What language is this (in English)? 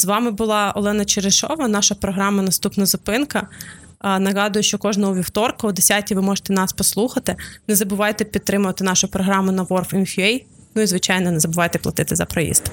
Ukrainian